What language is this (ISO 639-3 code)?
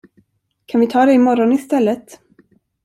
swe